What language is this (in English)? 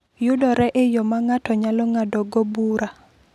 Luo (Kenya and Tanzania)